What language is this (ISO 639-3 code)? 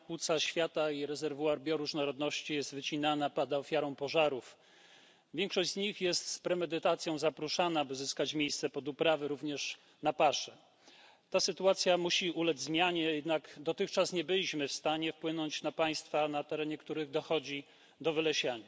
pol